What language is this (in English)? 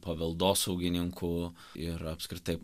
Lithuanian